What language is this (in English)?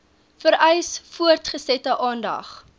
Afrikaans